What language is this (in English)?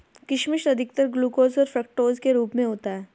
Hindi